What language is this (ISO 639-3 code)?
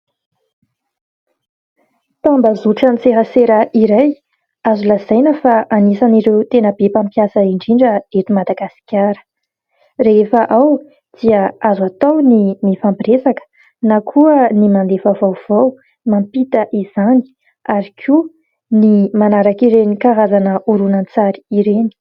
mlg